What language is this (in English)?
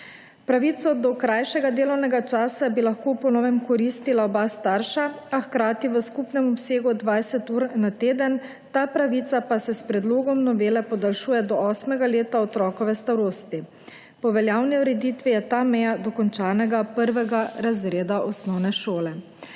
Slovenian